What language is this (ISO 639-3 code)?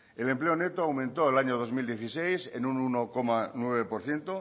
spa